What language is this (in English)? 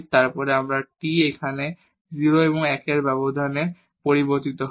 Bangla